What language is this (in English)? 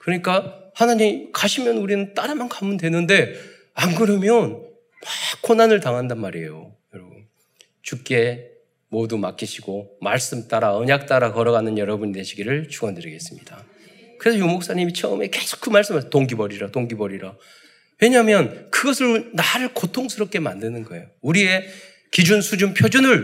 Korean